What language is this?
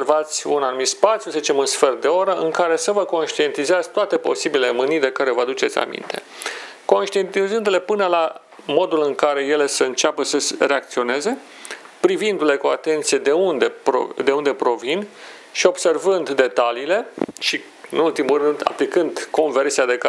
Romanian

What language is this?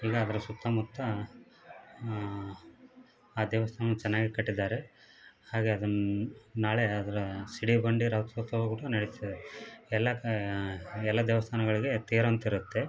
Kannada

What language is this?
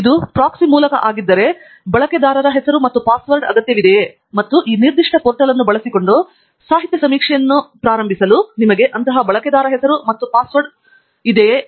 Kannada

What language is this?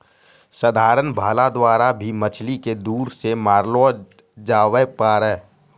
Maithili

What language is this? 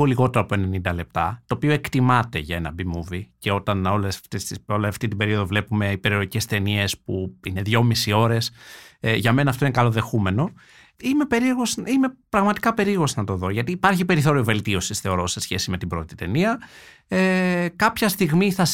Greek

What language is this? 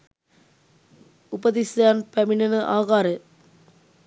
Sinhala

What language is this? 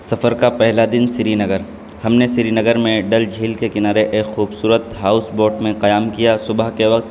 Urdu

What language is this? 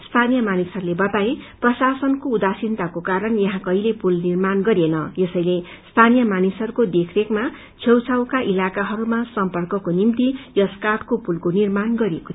Nepali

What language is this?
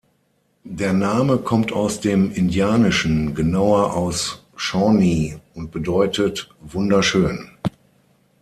German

